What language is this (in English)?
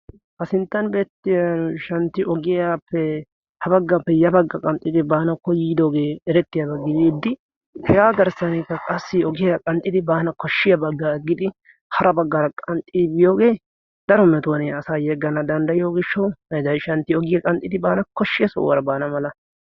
Wolaytta